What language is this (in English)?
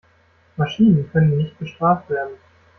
German